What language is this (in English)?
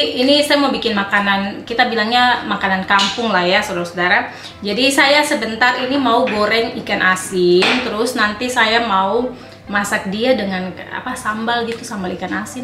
Indonesian